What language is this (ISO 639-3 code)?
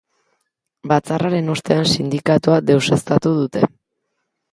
eus